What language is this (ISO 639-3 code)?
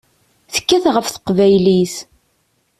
kab